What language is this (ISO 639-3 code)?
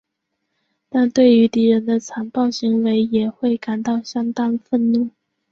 zho